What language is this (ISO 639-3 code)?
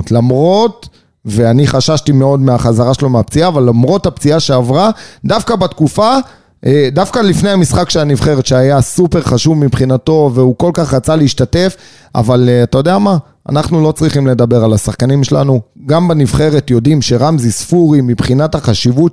heb